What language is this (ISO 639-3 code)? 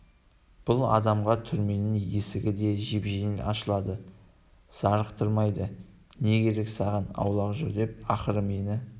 kaz